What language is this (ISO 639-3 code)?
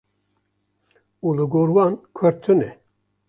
kur